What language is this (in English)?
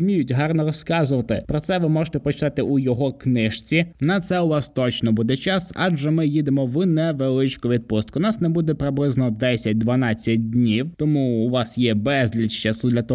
Ukrainian